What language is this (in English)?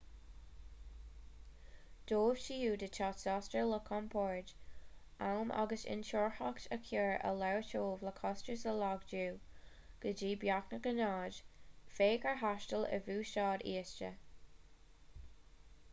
Irish